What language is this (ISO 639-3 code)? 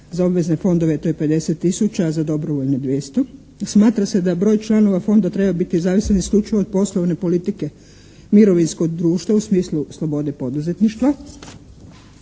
hrv